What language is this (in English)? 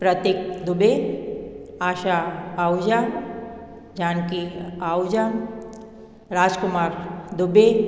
Sindhi